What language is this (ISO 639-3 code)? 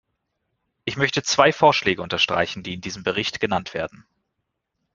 deu